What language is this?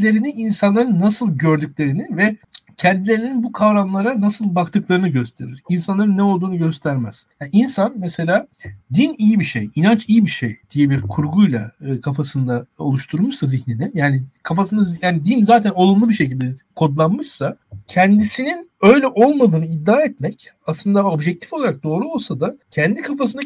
Turkish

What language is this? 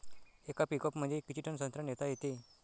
Marathi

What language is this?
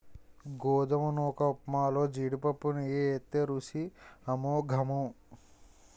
Telugu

